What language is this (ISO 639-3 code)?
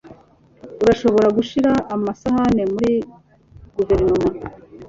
kin